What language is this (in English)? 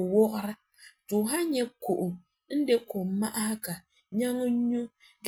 Frafra